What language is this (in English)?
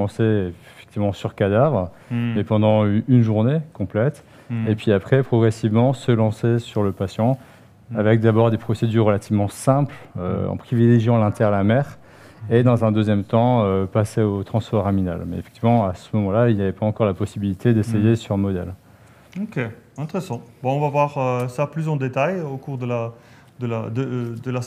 French